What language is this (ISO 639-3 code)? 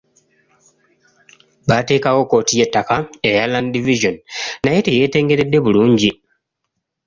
lug